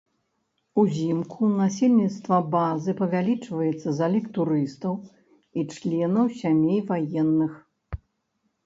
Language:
Belarusian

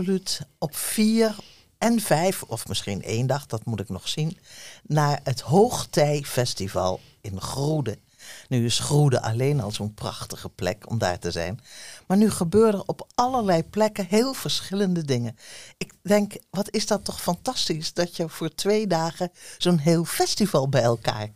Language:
Dutch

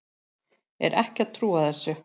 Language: Icelandic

